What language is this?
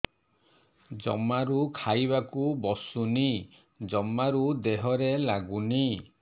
Odia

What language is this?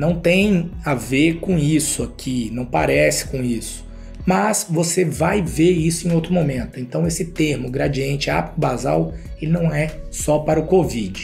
Portuguese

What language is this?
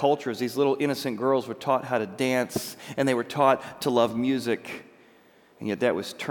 English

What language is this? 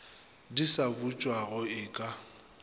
Northern Sotho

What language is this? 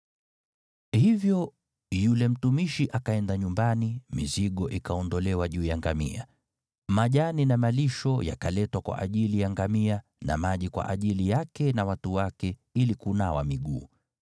Swahili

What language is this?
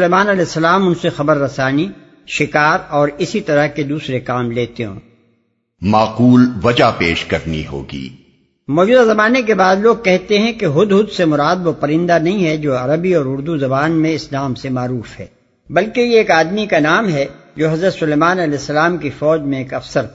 Urdu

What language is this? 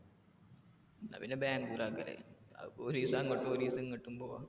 Malayalam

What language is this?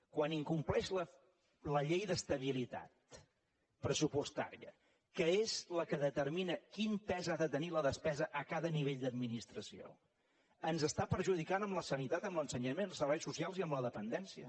Catalan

